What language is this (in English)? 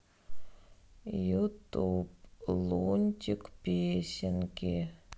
Russian